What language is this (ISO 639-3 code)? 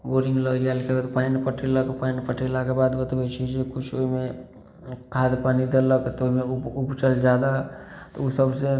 mai